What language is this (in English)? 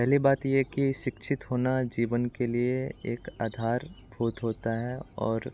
Hindi